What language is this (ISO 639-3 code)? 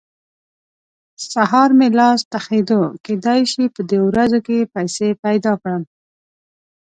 pus